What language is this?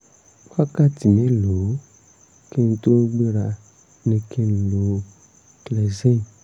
Yoruba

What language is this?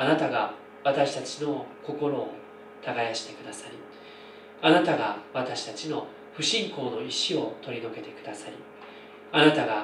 Japanese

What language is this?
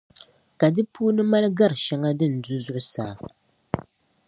Dagbani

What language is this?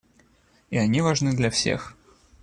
Russian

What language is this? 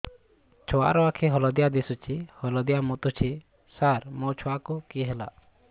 Odia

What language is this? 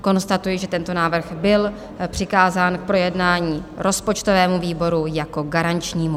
Czech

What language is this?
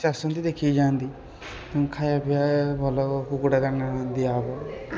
Odia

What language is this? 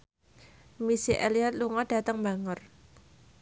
Javanese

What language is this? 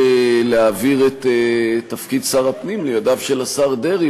Hebrew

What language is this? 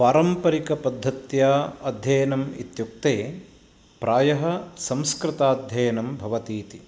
Sanskrit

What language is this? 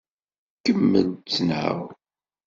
Kabyle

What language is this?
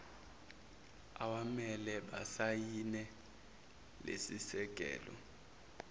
Zulu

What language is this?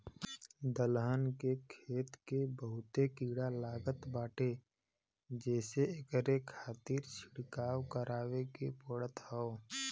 Bhojpuri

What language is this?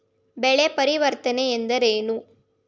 Kannada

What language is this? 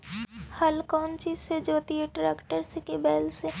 Magahi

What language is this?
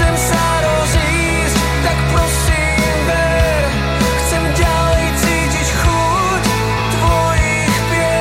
Slovak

